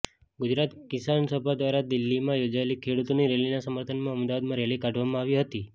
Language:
Gujarati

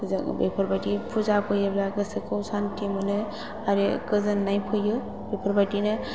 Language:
Bodo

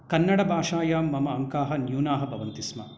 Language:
Sanskrit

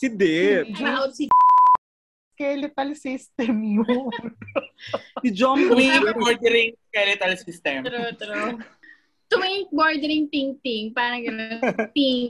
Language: Filipino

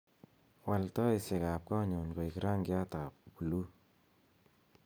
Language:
Kalenjin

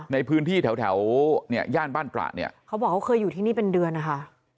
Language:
Thai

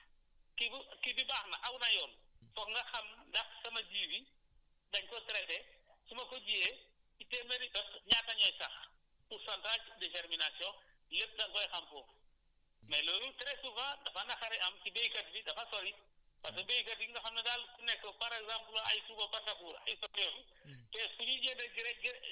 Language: Wolof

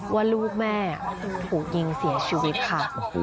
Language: Thai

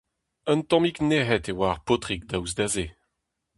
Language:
Breton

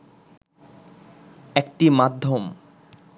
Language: Bangla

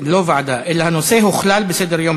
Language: Hebrew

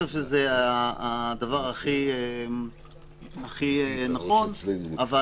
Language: Hebrew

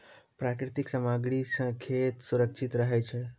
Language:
Maithili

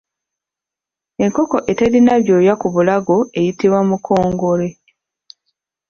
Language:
Ganda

